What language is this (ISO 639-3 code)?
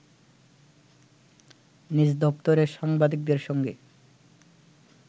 ben